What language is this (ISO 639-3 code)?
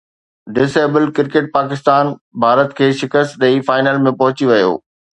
snd